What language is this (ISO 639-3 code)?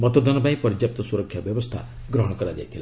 ori